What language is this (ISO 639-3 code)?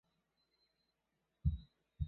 zho